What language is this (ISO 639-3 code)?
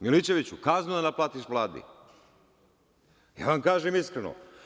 srp